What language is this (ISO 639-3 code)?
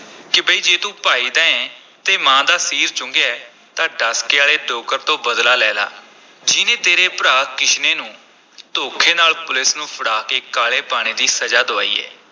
pan